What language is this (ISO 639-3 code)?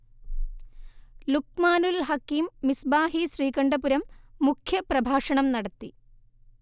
mal